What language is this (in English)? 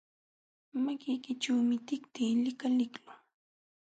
Jauja Wanca Quechua